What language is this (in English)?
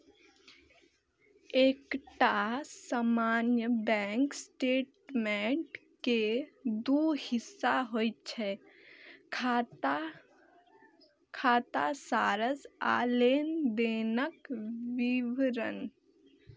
Maithili